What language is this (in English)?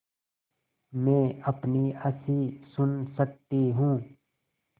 Hindi